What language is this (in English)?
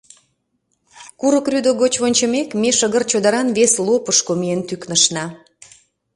Mari